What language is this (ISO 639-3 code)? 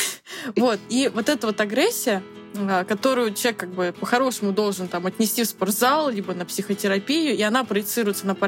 rus